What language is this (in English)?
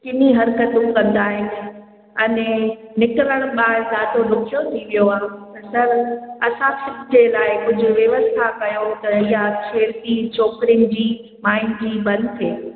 Sindhi